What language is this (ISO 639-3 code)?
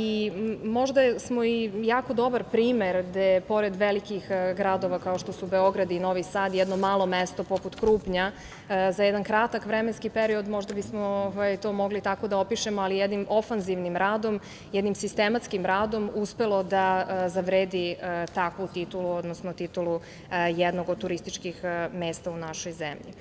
srp